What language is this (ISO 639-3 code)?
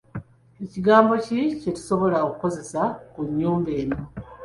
lug